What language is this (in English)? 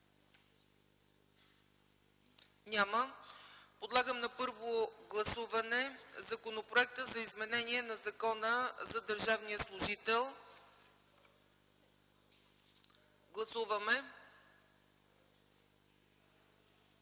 Bulgarian